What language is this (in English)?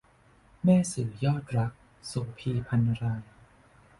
Thai